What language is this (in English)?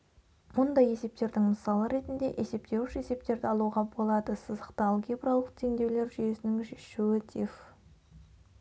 Kazakh